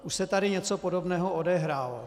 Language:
Czech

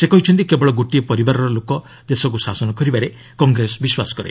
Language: Odia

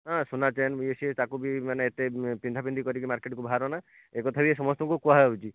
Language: Odia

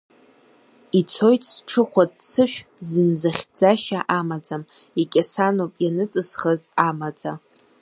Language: Abkhazian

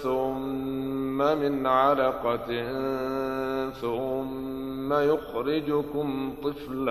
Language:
Arabic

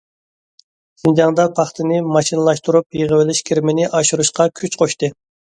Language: Uyghur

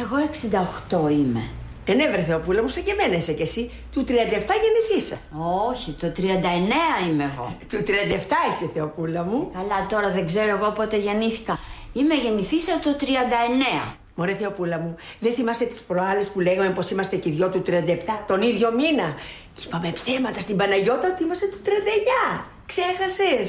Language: Greek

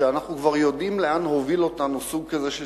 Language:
Hebrew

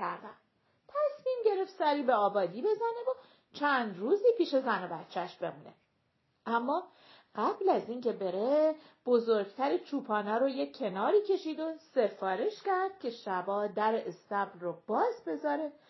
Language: Persian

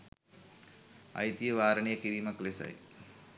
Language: Sinhala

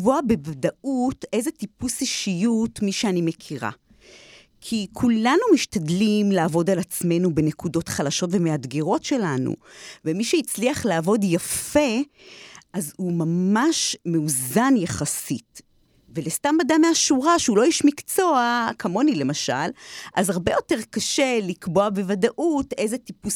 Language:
Hebrew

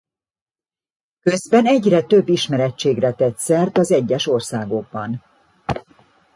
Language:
Hungarian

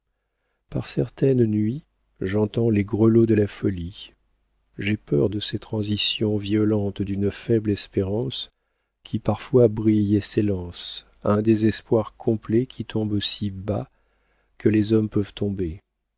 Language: French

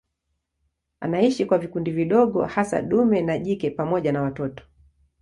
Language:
Swahili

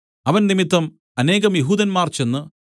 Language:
Malayalam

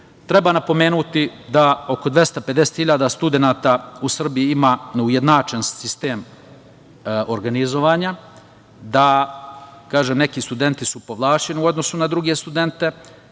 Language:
Serbian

